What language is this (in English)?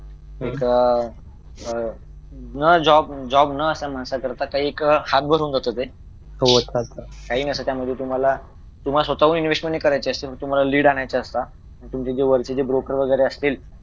Marathi